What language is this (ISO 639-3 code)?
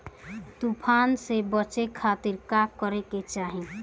bho